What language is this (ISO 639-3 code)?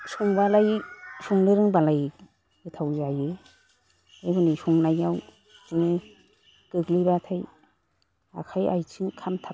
brx